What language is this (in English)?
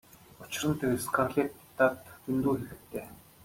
Mongolian